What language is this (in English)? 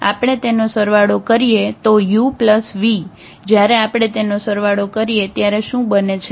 Gujarati